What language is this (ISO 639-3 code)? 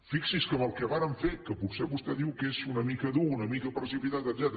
cat